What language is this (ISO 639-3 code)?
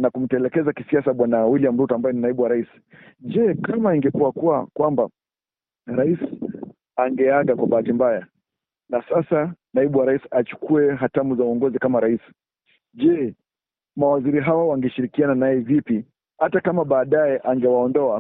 swa